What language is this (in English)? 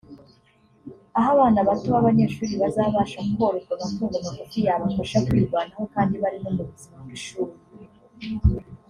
Kinyarwanda